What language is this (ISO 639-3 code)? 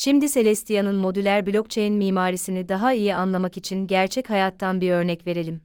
tur